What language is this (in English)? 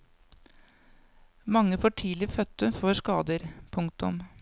Norwegian